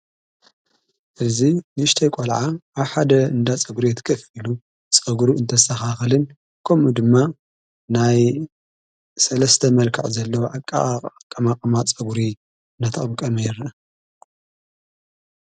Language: Tigrinya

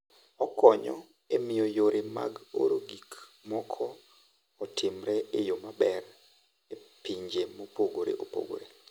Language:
Luo (Kenya and Tanzania)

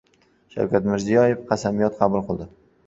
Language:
Uzbek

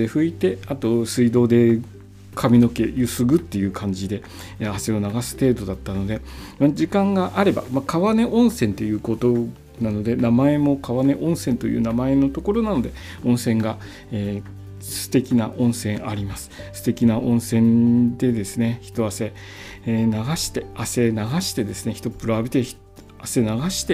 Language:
Japanese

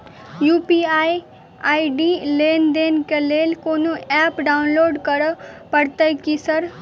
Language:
Maithili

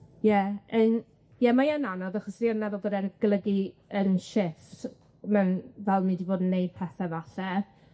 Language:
Welsh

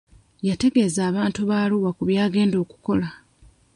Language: Ganda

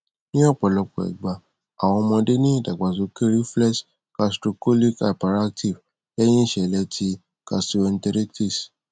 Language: Yoruba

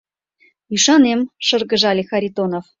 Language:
Mari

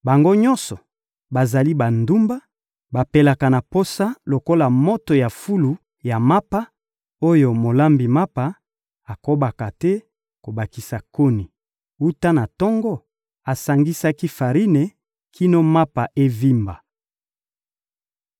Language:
Lingala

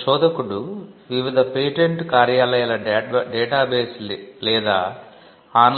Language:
Telugu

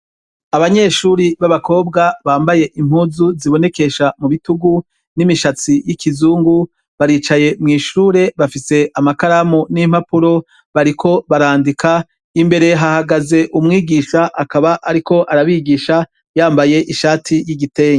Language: Rundi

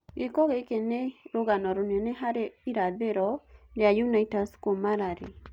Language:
Kikuyu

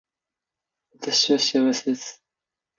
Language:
Japanese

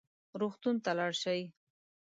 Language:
Pashto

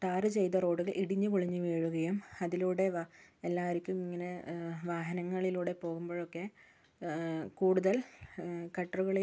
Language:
Malayalam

